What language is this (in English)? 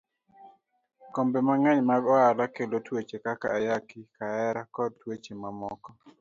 Luo (Kenya and Tanzania)